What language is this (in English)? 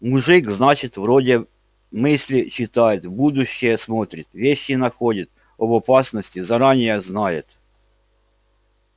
Russian